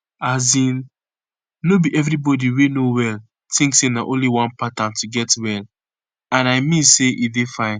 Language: Nigerian Pidgin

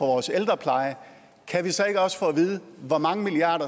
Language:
Danish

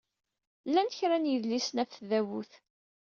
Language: Kabyle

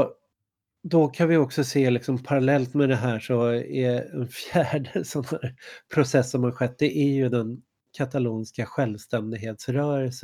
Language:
Swedish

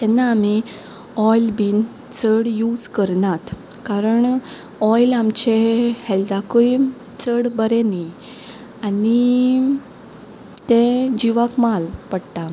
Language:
Konkani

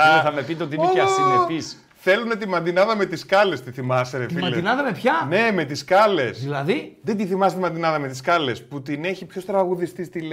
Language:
Greek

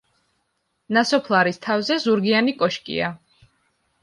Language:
Georgian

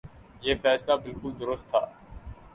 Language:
Urdu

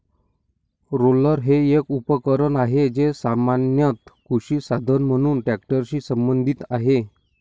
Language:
Marathi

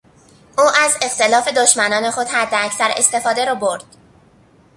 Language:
Persian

